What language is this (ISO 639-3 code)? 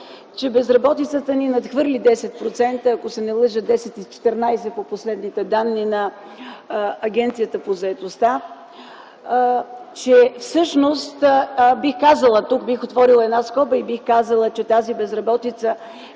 bul